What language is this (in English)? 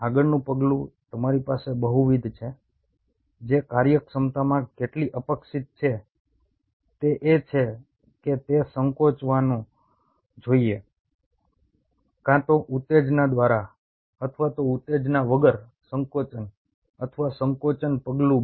Gujarati